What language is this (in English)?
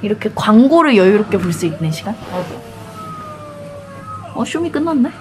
Korean